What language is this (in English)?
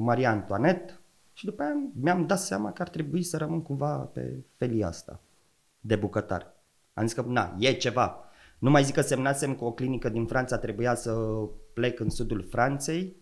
Romanian